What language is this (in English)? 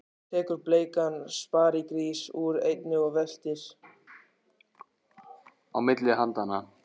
Icelandic